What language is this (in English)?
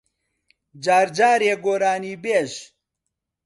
Central Kurdish